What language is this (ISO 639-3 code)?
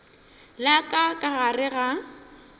nso